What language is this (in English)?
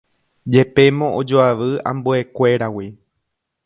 Guarani